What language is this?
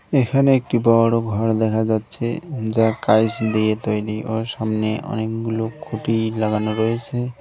Bangla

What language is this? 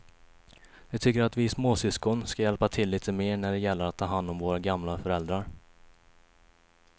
Swedish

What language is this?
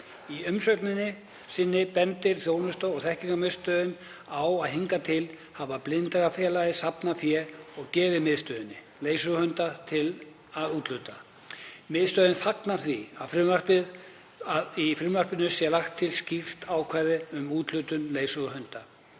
Icelandic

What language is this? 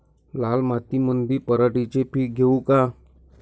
Marathi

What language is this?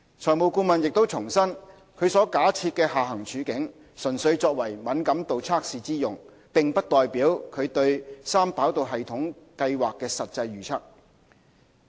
Cantonese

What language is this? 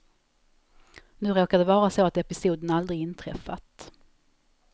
Swedish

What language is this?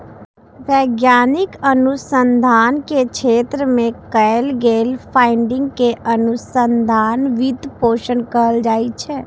Maithili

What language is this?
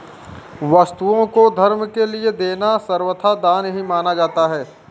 Hindi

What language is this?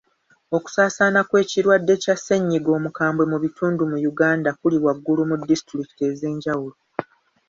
Ganda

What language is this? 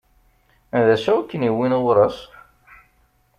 Kabyle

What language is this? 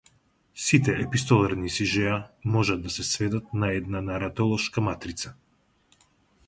Macedonian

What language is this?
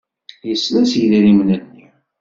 Kabyle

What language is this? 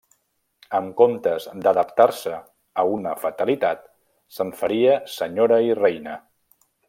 Catalan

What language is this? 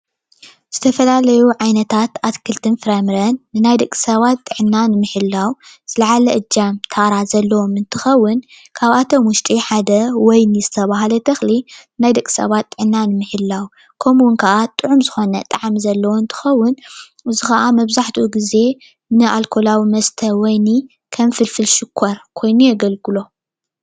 Tigrinya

